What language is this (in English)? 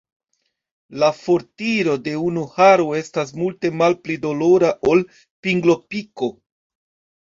Esperanto